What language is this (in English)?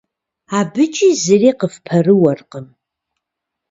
Kabardian